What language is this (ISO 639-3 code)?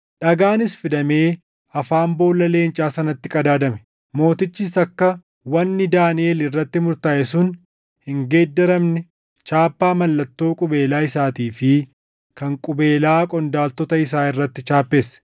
orm